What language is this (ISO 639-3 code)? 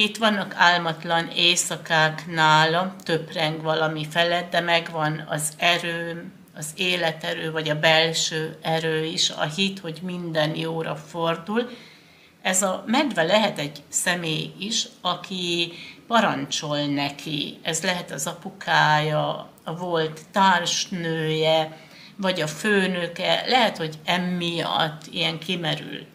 hun